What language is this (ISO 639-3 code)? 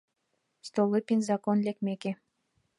chm